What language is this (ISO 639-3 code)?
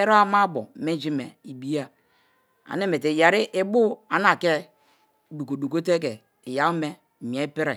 ijn